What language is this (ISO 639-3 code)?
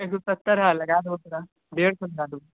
mai